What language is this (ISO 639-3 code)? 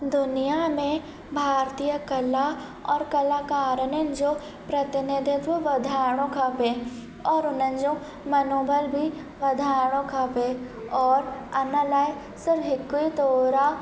snd